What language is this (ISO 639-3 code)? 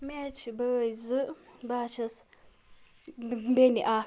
kas